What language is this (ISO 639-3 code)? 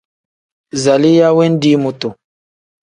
kdh